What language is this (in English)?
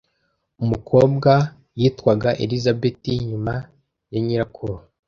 Kinyarwanda